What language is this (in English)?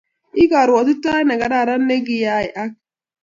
Kalenjin